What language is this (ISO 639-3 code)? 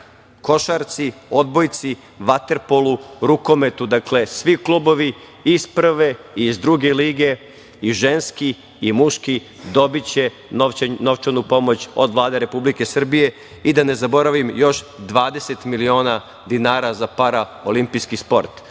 srp